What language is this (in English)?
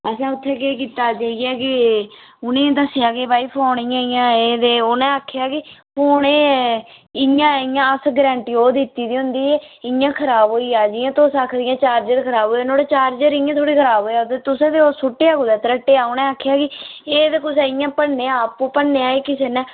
Dogri